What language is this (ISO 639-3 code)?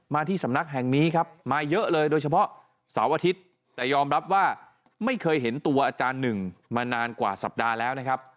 tha